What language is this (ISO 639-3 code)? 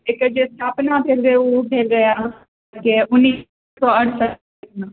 mai